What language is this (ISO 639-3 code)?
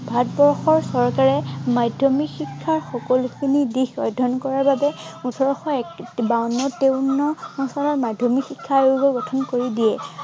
asm